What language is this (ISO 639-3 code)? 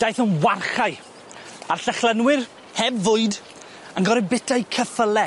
cym